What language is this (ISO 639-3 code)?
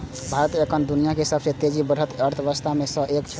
mai